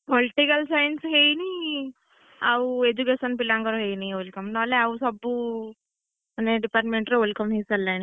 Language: Odia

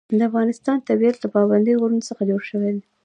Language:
Pashto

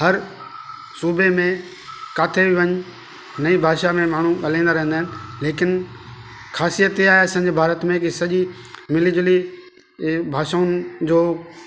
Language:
Sindhi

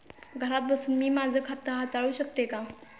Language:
Marathi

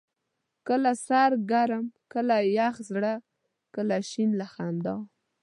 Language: Pashto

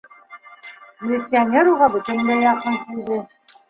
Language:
Bashkir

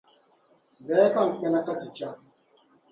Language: Dagbani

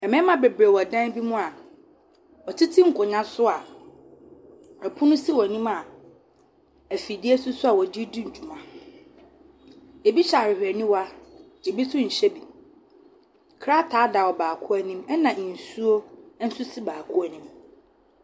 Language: Akan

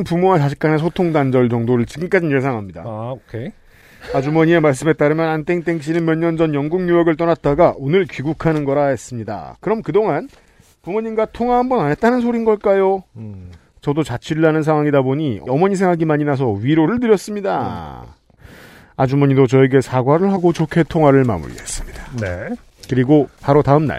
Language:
Korean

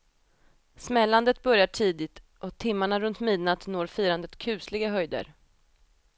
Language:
Swedish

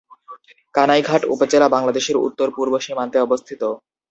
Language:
Bangla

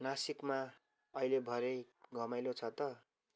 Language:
Nepali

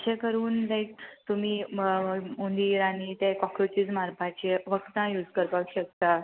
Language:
Konkani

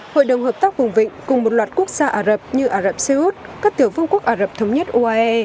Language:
Vietnamese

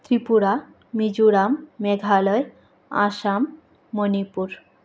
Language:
Sanskrit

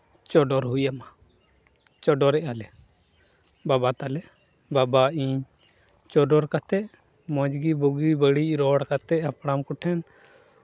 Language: Santali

